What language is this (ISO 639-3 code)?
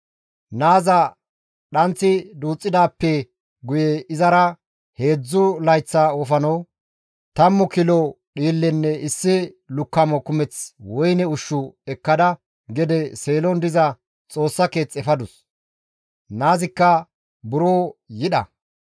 gmv